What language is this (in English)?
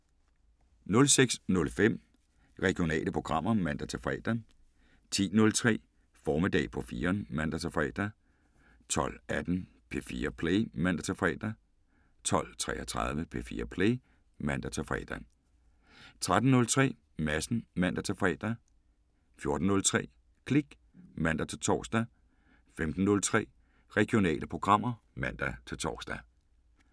Danish